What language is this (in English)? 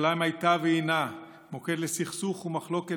Hebrew